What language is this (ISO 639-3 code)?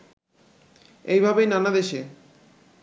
ben